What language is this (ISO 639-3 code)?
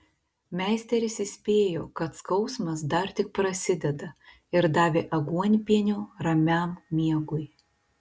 lit